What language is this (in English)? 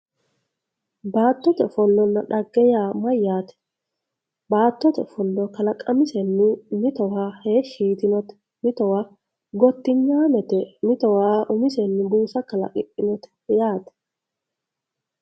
Sidamo